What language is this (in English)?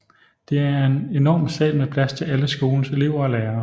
Danish